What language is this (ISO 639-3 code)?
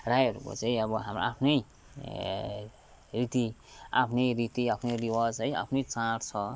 nep